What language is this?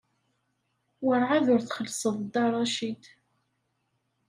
Kabyle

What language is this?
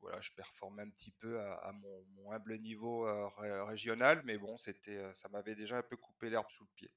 French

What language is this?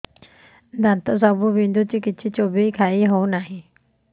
Odia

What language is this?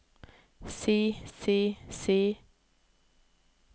Norwegian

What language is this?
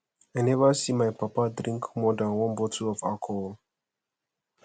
Nigerian Pidgin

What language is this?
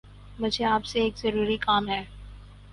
Urdu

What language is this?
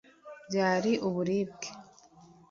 Kinyarwanda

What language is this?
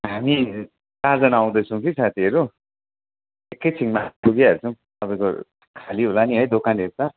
Nepali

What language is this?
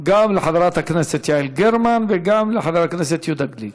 Hebrew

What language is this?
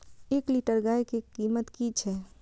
Maithili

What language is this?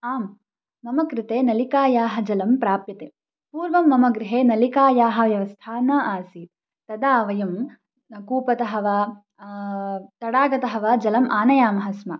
Sanskrit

